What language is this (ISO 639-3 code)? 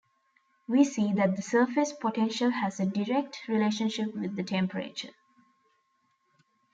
eng